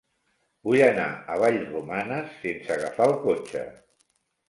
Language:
Catalan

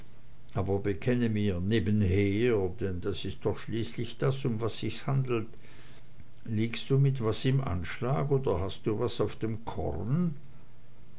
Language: German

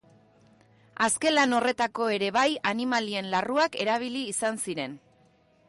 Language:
Basque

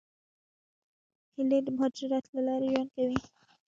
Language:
Pashto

